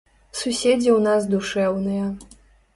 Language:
Belarusian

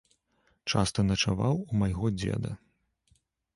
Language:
Belarusian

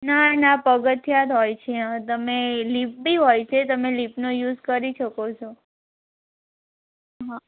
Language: Gujarati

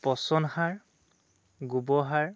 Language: Assamese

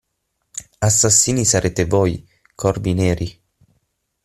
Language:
Italian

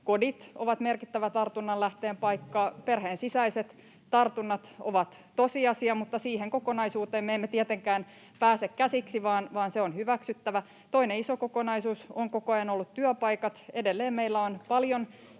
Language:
Finnish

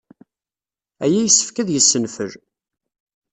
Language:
Kabyle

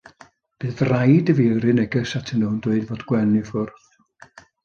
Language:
Welsh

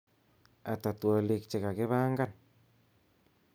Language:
Kalenjin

